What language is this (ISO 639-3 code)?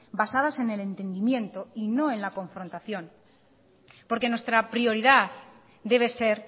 spa